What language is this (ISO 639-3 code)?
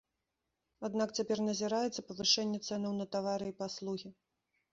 bel